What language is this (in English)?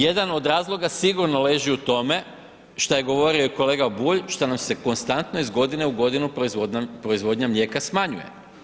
Croatian